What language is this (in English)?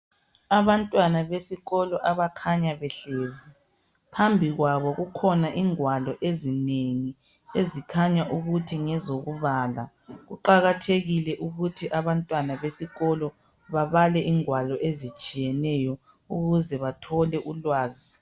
North Ndebele